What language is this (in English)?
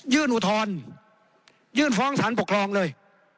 Thai